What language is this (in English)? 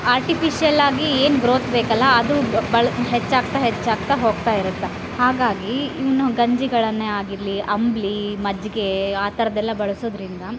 Kannada